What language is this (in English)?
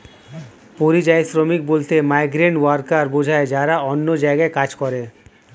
Bangla